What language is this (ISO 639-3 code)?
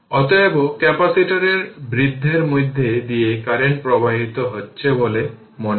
ben